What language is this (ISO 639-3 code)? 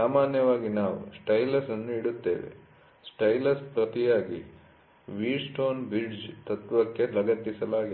kan